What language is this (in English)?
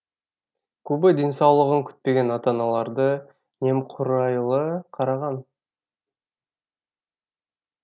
Kazakh